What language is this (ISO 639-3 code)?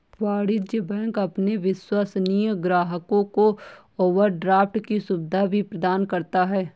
hin